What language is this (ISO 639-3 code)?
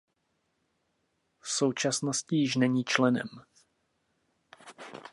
ces